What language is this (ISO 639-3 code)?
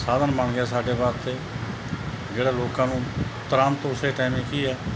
pan